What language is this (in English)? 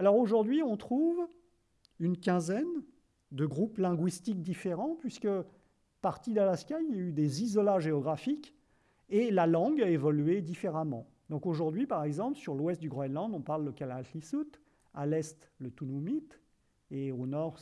French